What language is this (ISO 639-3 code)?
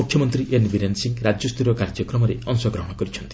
ori